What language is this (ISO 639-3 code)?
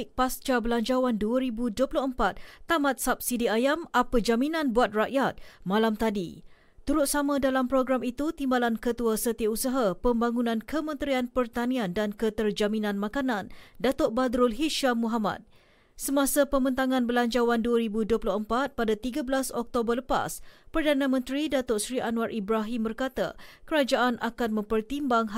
msa